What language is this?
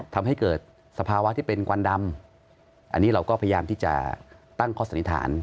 Thai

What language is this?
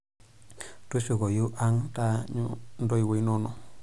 Masai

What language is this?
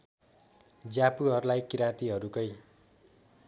Nepali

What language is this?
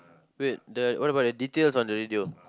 English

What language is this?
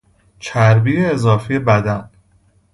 Persian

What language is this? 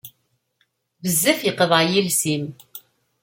Kabyle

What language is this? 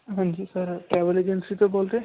Punjabi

